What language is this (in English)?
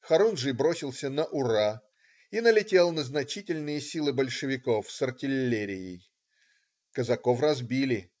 Russian